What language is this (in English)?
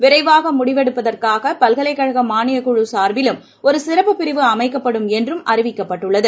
Tamil